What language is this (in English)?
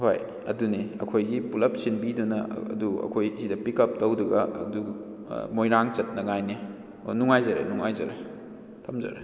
Manipuri